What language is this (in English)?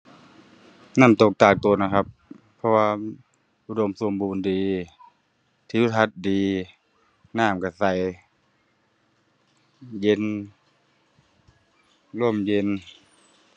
Thai